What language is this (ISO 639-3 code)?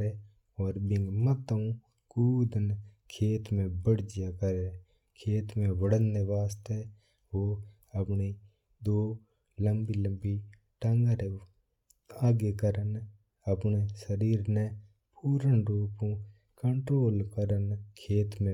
mtr